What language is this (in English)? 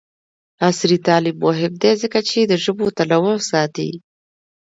Pashto